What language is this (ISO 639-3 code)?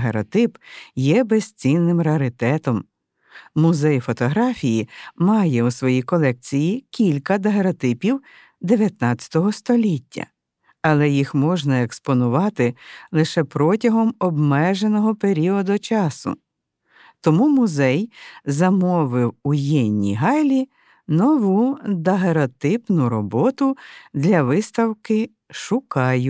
ukr